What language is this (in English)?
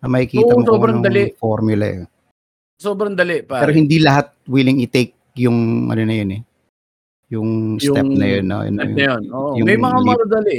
Filipino